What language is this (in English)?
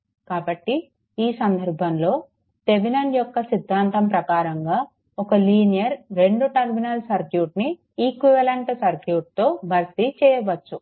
Telugu